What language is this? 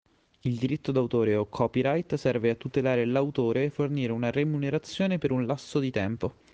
Italian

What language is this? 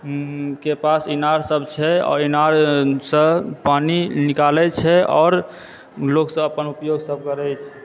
Maithili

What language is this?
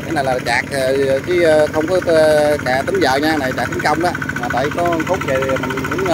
Vietnamese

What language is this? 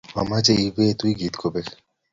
Kalenjin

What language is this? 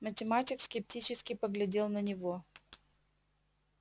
Russian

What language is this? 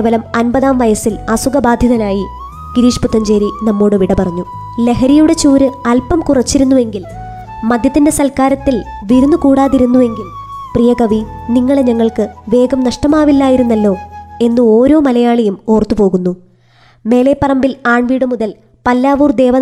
Malayalam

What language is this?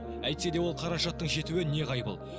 Kazakh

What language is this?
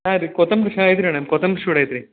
Kannada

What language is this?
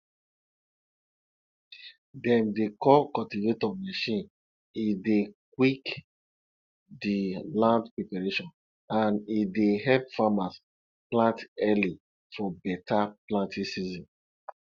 Nigerian Pidgin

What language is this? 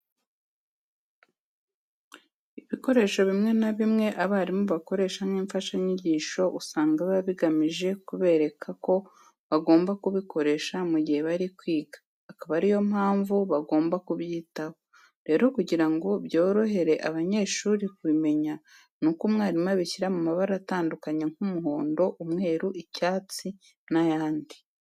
Kinyarwanda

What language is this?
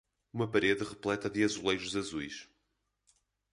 Portuguese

